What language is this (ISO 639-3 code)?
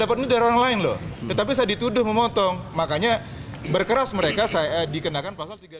ind